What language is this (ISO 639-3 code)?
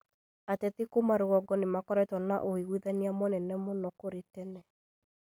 kik